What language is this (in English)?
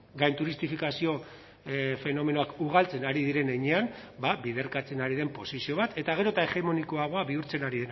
Basque